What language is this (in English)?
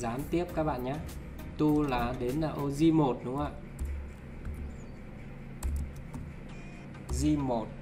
Vietnamese